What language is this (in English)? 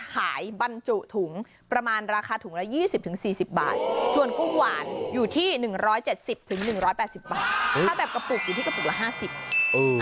Thai